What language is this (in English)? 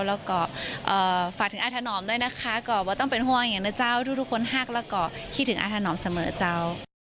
Thai